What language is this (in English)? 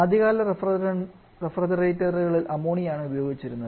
Malayalam